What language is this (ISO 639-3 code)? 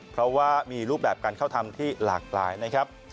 tha